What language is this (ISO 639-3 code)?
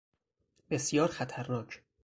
fas